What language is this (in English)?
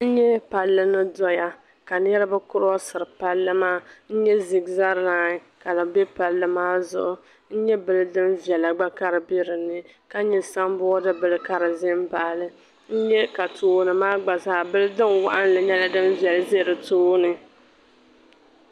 Dagbani